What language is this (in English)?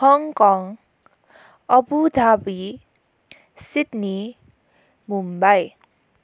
Nepali